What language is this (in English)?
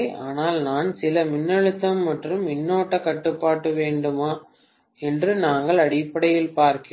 Tamil